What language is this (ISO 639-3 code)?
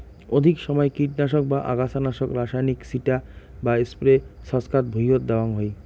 ben